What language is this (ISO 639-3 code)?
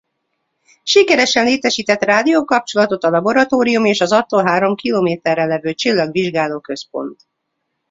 hun